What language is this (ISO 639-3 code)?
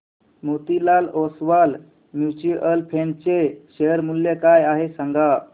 mar